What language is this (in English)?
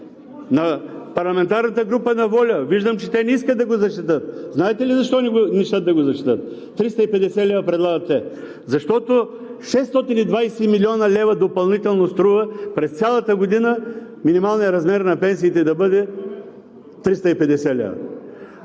Bulgarian